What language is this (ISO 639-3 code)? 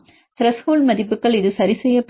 tam